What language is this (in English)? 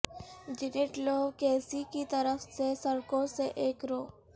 Urdu